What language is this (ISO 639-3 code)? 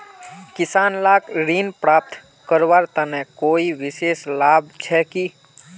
mag